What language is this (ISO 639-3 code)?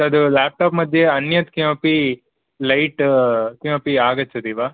san